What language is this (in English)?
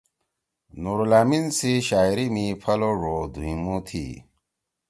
Torwali